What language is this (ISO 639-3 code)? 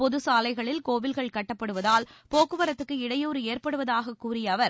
tam